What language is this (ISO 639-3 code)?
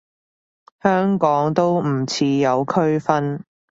yue